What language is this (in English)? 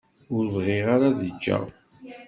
Kabyle